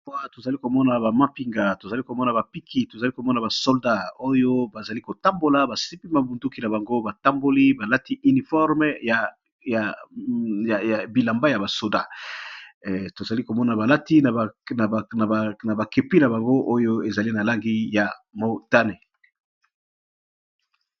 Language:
Lingala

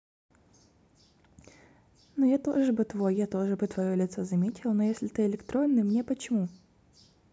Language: Russian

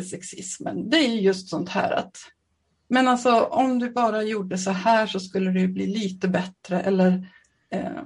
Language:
Swedish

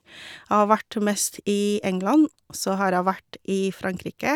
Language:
Norwegian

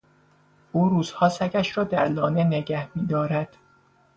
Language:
Persian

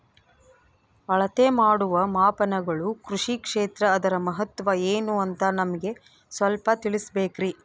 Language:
Kannada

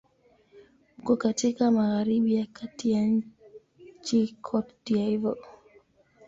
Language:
Swahili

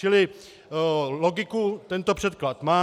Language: Czech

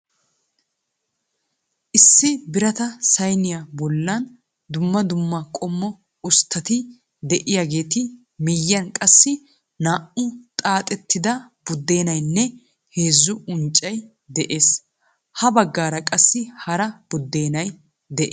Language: Wolaytta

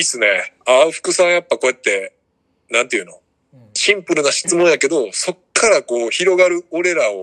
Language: Japanese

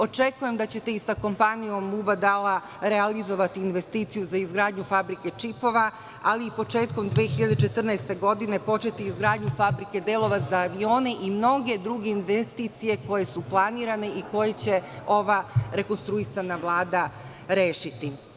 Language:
Serbian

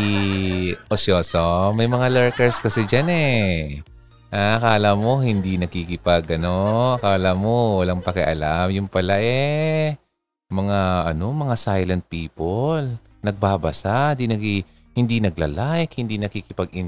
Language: Filipino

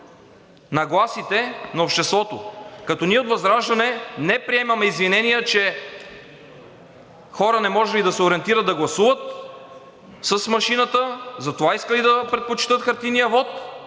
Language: Bulgarian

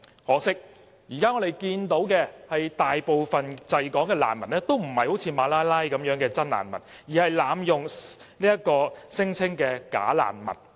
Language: Cantonese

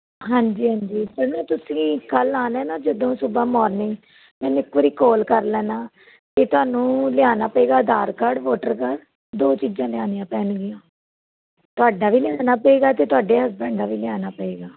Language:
Punjabi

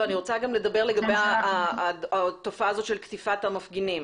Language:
Hebrew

